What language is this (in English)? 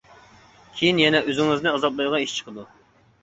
Uyghur